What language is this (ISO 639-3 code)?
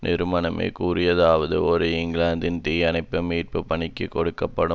tam